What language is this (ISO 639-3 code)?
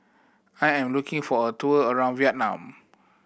eng